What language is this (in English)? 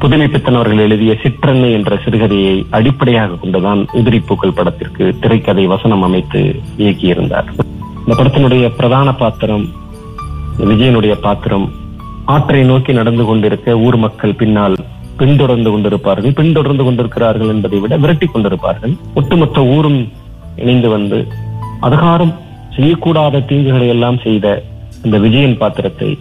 Tamil